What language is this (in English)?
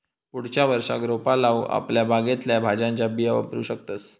Marathi